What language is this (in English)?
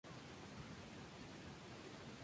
Spanish